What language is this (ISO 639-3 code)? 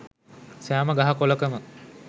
sin